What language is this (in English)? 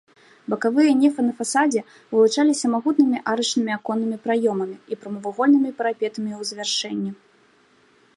Belarusian